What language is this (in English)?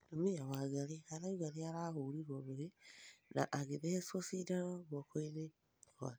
Kikuyu